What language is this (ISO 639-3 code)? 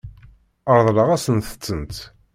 kab